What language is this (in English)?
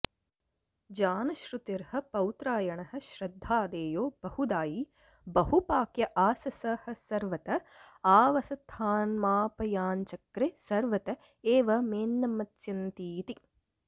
Sanskrit